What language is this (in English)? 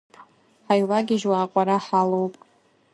Abkhazian